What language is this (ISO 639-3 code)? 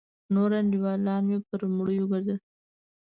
pus